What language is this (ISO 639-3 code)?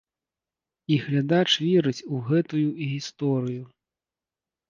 bel